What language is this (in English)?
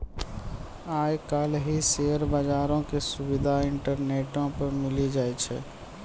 Maithili